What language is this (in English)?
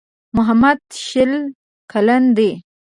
Pashto